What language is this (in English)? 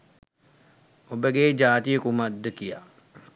Sinhala